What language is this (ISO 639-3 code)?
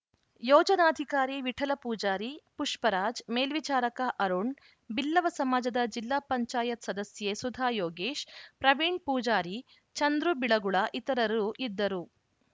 kan